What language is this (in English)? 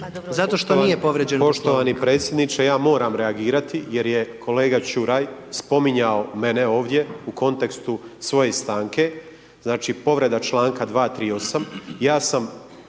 Croatian